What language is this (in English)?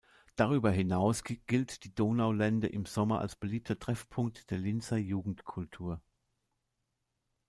German